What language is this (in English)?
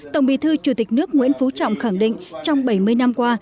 Vietnamese